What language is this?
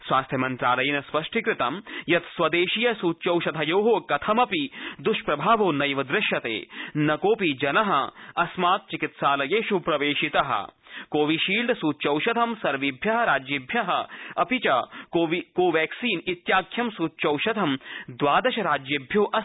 Sanskrit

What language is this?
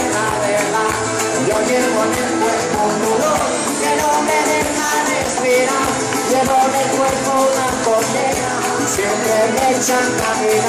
Greek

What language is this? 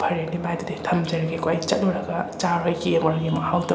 Manipuri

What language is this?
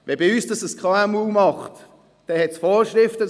Swiss German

